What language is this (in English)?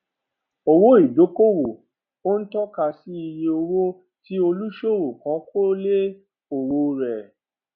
Yoruba